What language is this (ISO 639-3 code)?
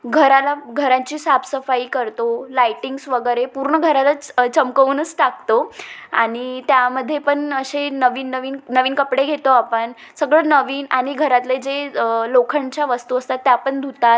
mar